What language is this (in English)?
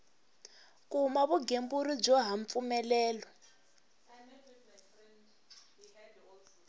Tsonga